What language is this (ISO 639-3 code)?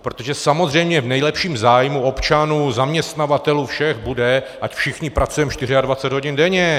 ces